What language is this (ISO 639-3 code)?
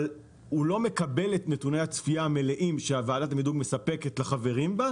heb